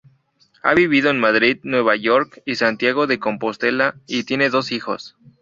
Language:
Spanish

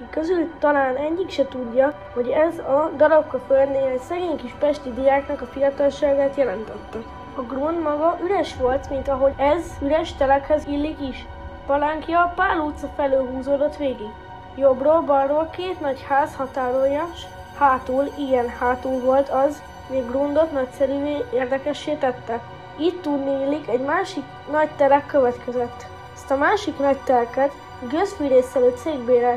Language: Hungarian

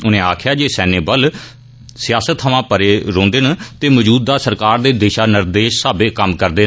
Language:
Dogri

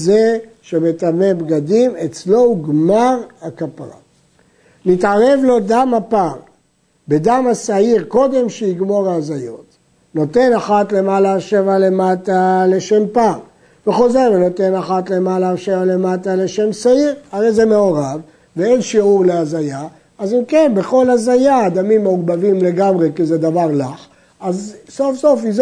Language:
Hebrew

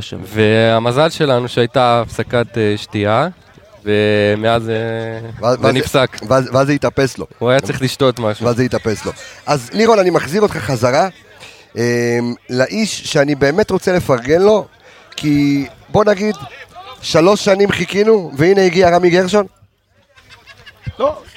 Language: Hebrew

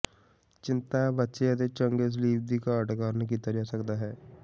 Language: Punjabi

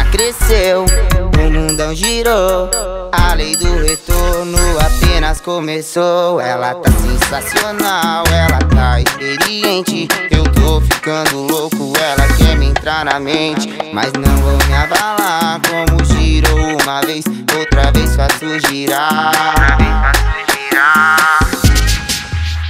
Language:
Portuguese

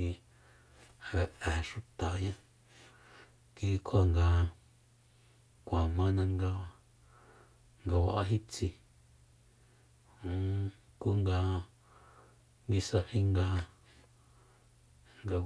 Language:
Soyaltepec Mazatec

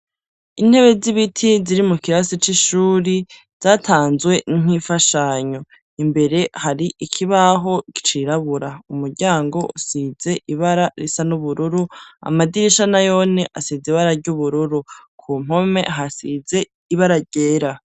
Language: Rundi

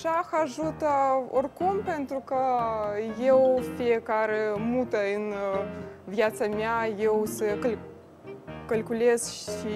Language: Romanian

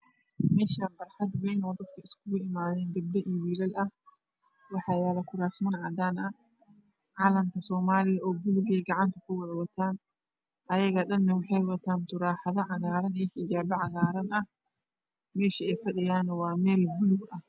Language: Somali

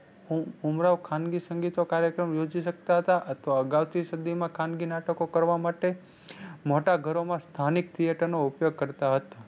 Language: Gujarati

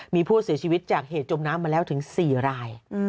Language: Thai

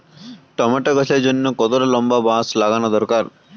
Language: Bangla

